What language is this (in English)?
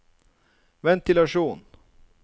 Norwegian